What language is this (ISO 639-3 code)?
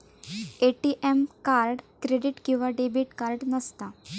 mar